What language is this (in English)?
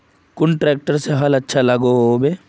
Magahi